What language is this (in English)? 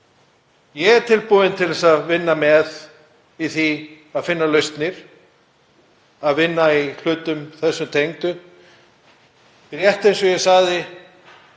Icelandic